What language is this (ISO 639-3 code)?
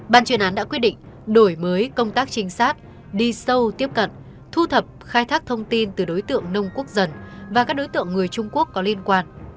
vie